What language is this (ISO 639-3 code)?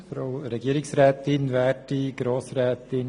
gsw